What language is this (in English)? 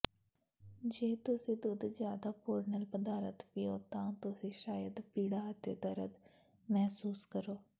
Punjabi